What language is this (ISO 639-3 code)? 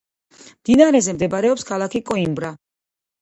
kat